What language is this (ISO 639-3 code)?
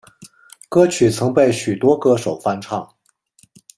zho